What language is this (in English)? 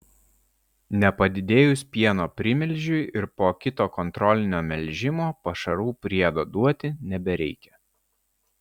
Lithuanian